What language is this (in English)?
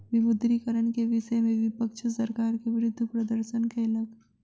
Maithili